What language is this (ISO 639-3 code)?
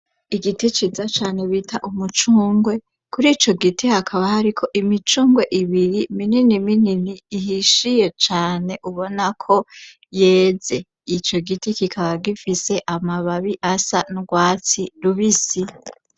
run